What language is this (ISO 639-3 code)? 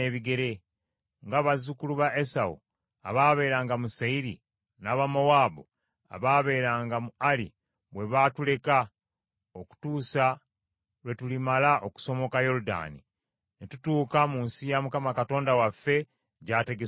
lug